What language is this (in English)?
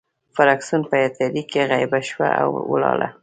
Pashto